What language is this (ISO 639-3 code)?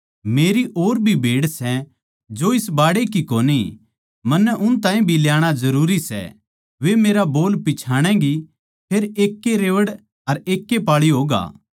bgc